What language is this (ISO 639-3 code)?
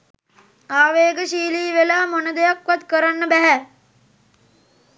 sin